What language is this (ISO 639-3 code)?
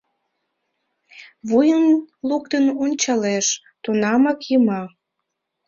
chm